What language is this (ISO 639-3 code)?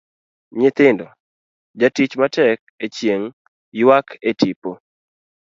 luo